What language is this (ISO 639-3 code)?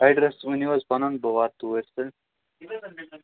kas